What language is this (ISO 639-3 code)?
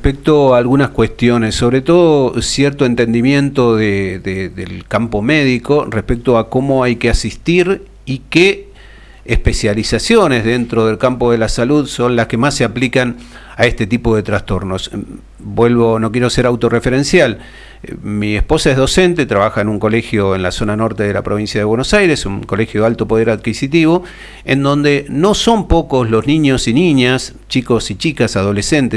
spa